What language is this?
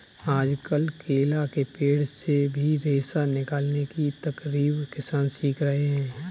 Hindi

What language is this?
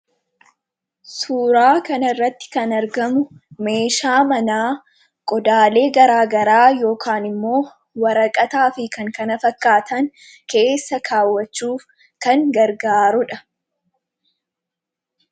Oromo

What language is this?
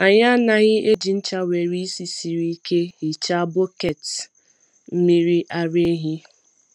Igbo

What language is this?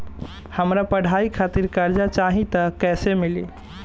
Bhojpuri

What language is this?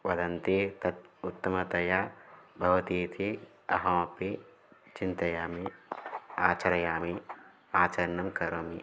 Sanskrit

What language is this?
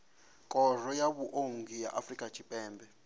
Venda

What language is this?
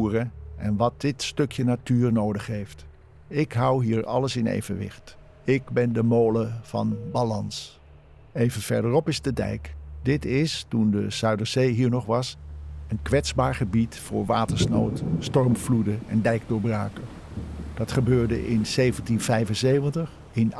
Dutch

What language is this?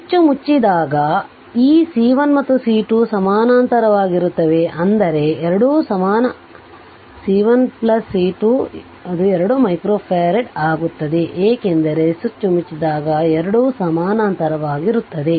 Kannada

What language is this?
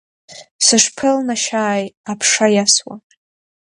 Abkhazian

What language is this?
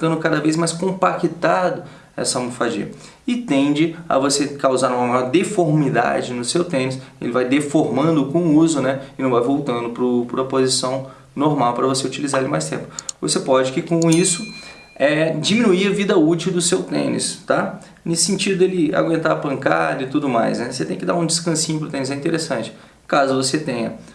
Portuguese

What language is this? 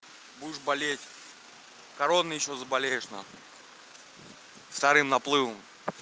Russian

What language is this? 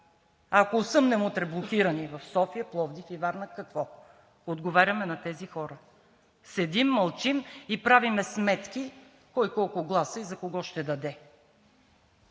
Bulgarian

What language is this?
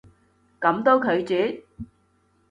Cantonese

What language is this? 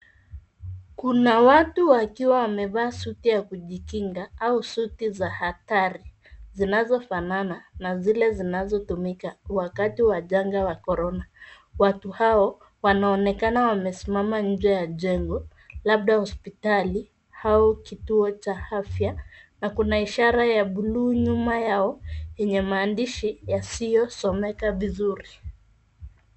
Swahili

